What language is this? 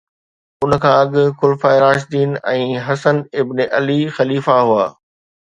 Sindhi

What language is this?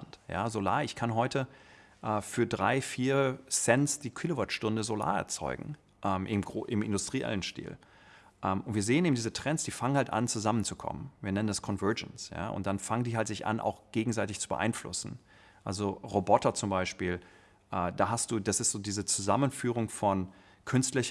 German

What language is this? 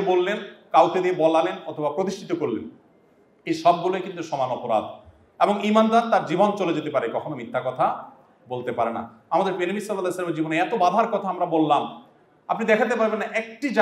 Bangla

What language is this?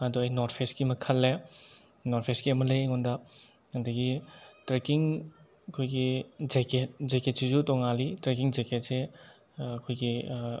Manipuri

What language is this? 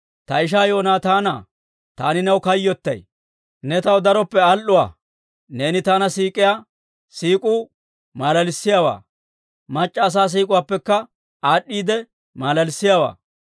Dawro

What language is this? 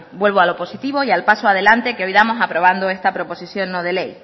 Spanish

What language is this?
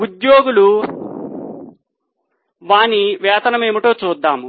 Telugu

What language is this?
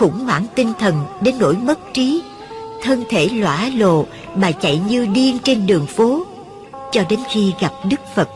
Vietnamese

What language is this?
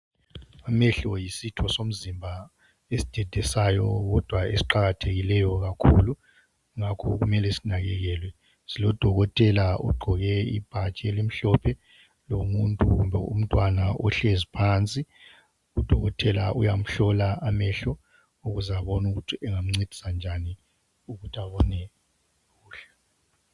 North Ndebele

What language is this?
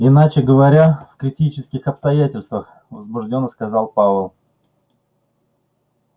Russian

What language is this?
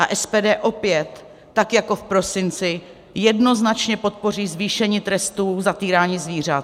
Czech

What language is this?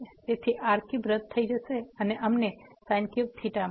Gujarati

